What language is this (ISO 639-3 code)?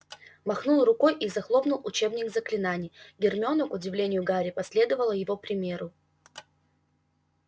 rus